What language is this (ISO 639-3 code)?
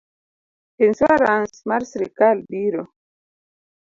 luo